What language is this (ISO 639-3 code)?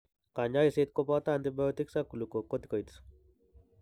kln